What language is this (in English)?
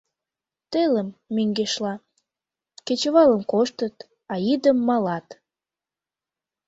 Mari